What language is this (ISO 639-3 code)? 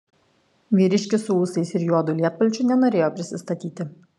lit